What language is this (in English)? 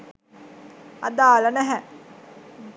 Sinhala